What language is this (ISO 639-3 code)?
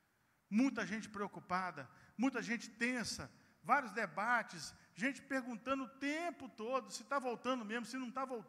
por